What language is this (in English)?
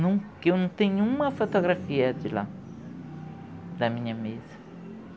Portuguese